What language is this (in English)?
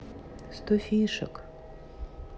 Russian